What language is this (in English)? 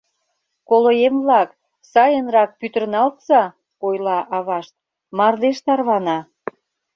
Mari